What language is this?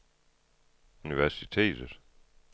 Danish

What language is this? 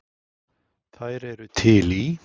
Icelandic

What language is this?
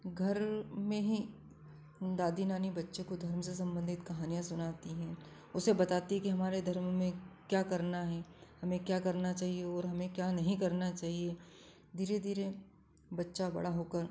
Hindi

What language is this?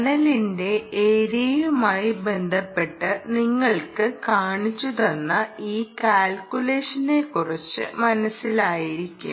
Malayalam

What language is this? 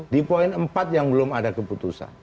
Indonesian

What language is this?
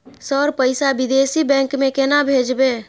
Maithili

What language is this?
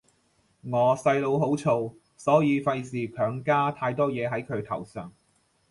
Cantonese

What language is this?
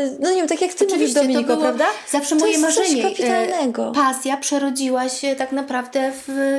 Polish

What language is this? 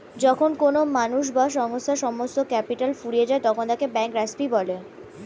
Bangla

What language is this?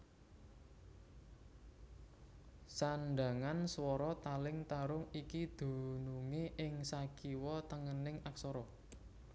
Javanese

